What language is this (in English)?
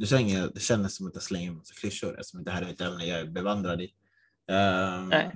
Swedish